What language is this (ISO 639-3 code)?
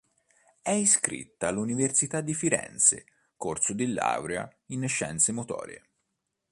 ita